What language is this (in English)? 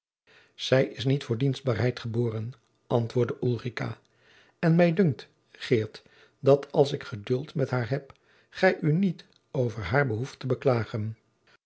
Dutch